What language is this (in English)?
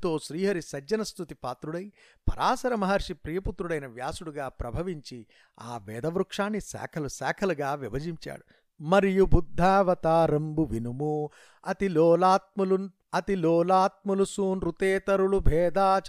Telugu